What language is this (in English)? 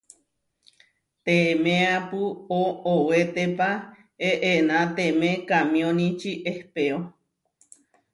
Huarijio